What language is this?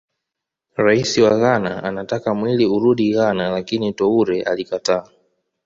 Swahili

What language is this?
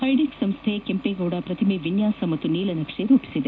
Kannada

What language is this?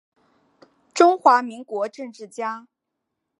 Chinese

